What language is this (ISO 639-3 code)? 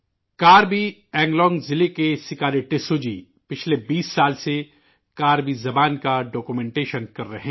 urd